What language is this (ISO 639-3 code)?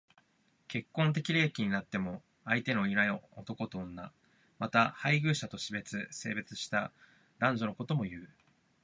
jpn